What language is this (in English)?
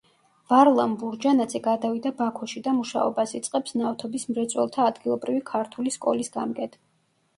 Georgian